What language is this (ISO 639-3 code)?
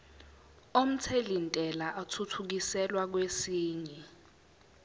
zul